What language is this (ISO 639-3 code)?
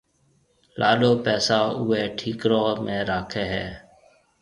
mve